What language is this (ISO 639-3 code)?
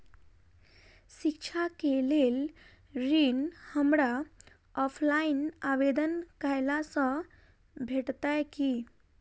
mai